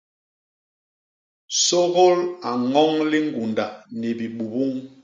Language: Basaa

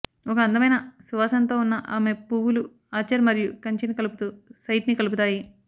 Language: Telugu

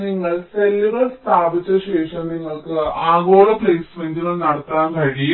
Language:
Malayalam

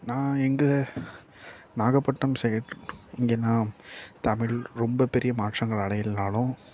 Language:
Tamil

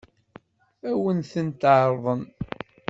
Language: Kabyle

